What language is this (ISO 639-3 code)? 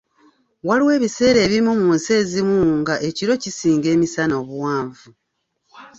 lug